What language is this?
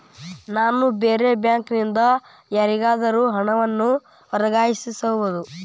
Kannada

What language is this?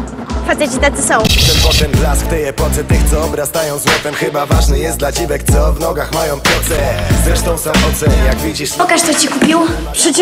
Polish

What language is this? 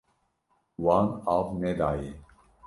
Kurdish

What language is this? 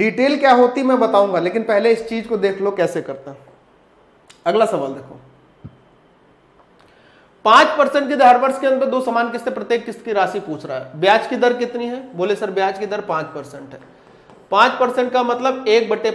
Hindi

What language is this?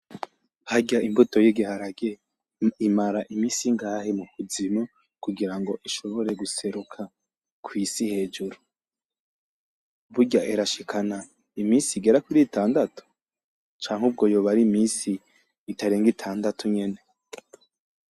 Rundi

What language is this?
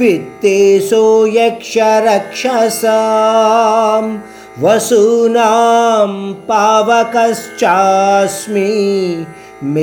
Hindi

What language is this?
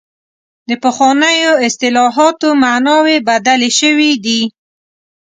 Pashto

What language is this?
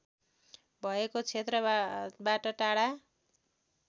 Nepali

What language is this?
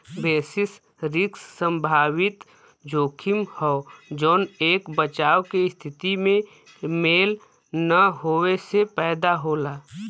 Bhojpuri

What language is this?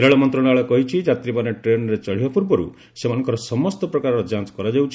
Odia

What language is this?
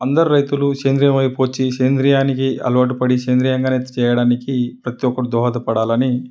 Telugu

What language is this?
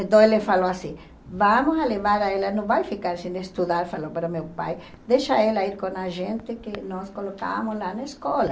Portuguese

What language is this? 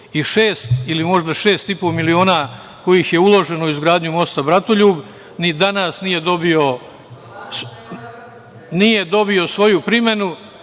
Serbian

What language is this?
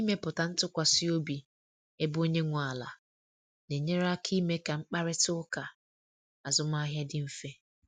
Igbo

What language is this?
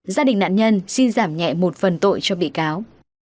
Vietnamese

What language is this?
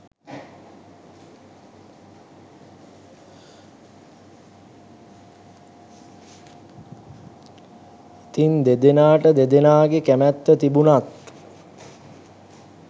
Sinhala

